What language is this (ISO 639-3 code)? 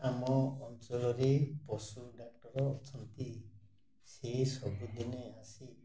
ori